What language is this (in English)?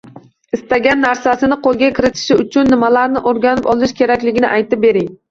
Uzbek